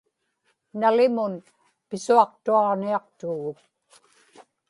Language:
Inupiaq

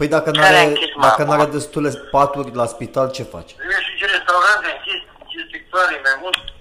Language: Romanian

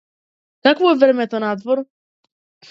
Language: Macedonian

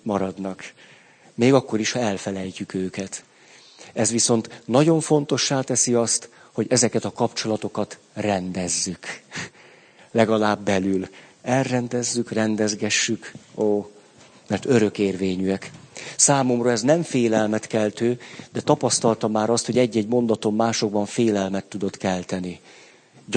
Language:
Hungarian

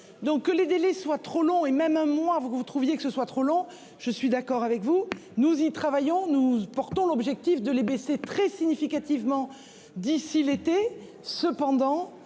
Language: French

